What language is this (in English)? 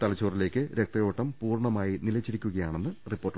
Malayalam